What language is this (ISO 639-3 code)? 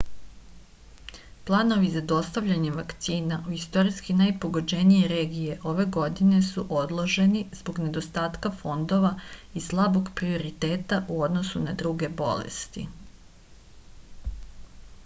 srp